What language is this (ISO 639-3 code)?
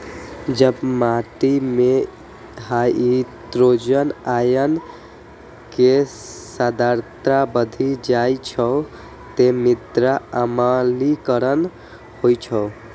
mai